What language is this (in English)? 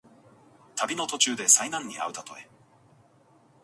Japanese